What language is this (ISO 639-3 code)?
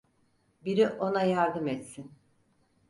tur